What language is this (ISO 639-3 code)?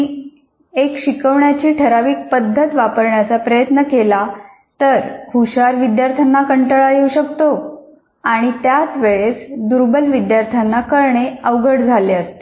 mar